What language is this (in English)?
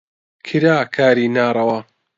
Central Kurdish